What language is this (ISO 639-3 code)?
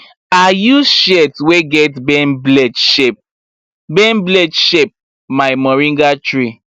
pcm